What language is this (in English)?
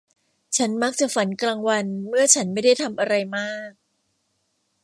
Thai